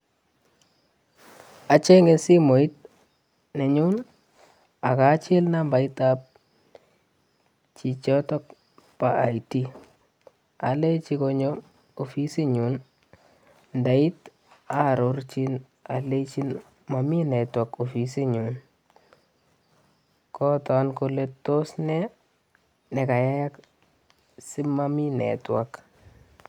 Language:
Kalenjin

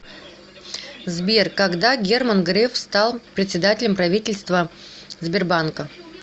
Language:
Russian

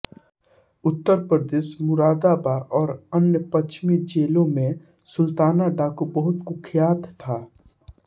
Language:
Hindi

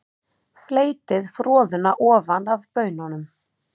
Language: Icelandic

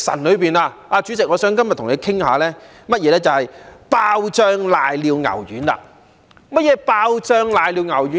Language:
Cantonese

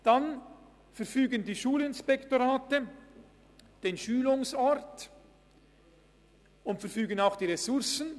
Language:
Swiss German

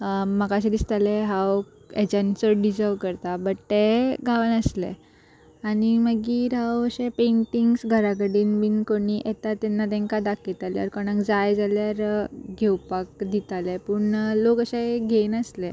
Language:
Konkani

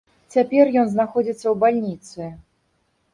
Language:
Belarusian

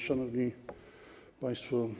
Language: Polish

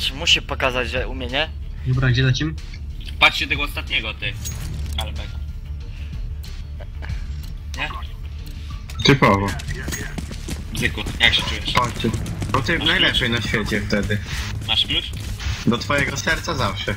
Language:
Polish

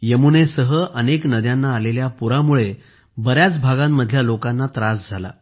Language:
Marathi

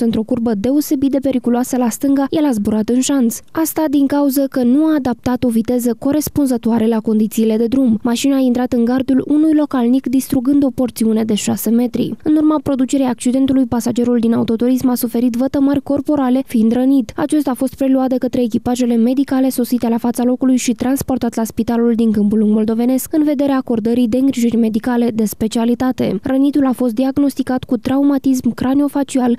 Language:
Romanian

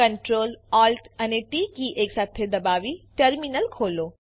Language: Gujarati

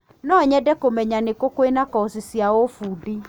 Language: Kikuyu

